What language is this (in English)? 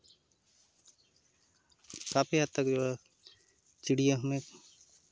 Hindi